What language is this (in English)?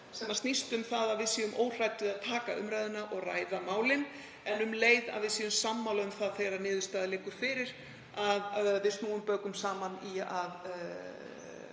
Icelandic